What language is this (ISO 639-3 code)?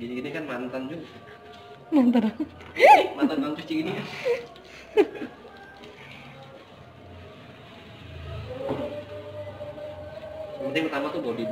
ind